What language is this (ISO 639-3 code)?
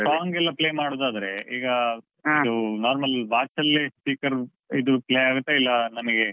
kan